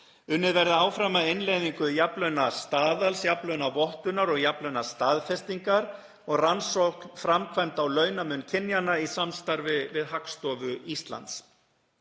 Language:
Icelandic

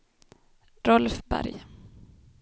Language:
Swedish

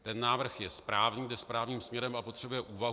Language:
Czech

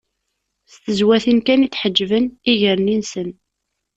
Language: Kabyle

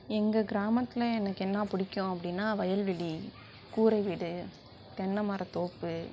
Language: Tamil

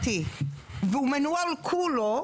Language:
Hebrew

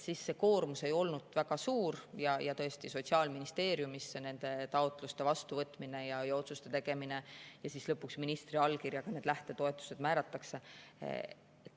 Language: Estonian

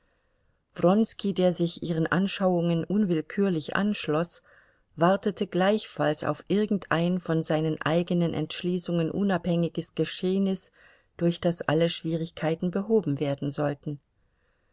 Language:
German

